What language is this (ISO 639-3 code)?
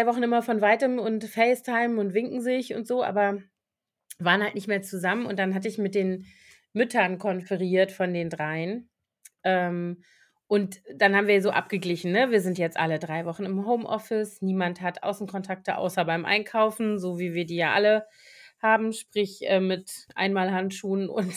deu